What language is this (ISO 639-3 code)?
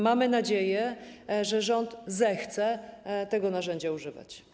pol